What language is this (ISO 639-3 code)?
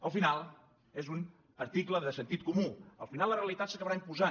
cat